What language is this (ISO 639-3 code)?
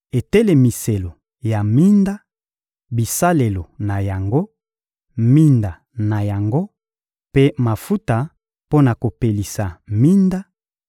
lin